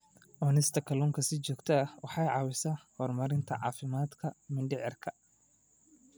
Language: Somali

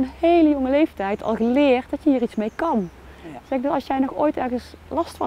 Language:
Dutch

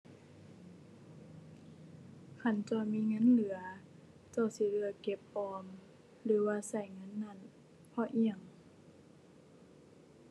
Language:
Thai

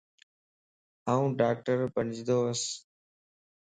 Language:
Lasi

